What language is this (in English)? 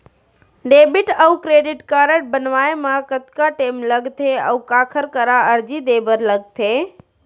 Chhattisgarhi